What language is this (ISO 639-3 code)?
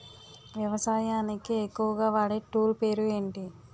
tel